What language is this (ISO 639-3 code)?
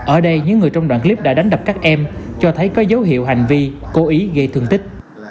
vie